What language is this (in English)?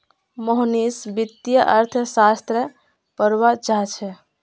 Magahi